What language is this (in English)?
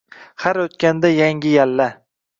Uzbek